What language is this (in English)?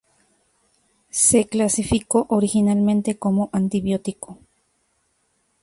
Spanish